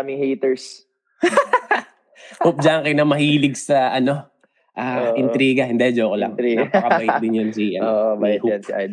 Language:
Filipino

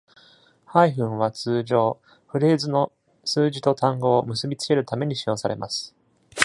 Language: Japanese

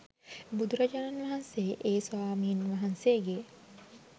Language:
Sinhala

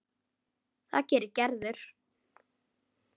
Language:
Icelandic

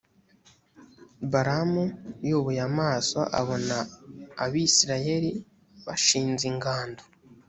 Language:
Kinyarwanda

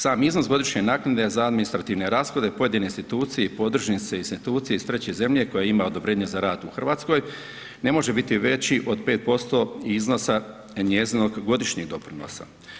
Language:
Croatian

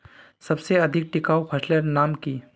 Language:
Magahi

